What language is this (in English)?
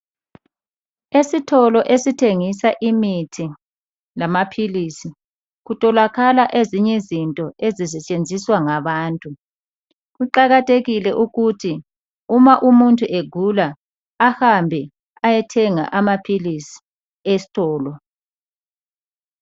North Ndebele